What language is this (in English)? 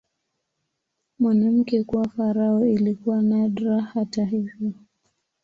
Swahili